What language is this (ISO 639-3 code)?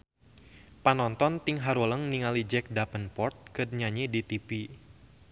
sun